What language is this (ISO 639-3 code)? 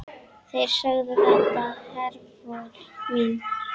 isl